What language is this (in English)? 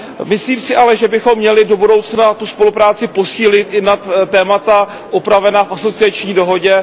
Czech